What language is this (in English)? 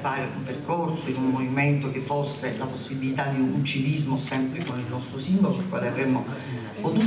Italian